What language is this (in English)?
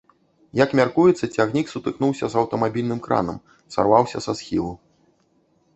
Belarusian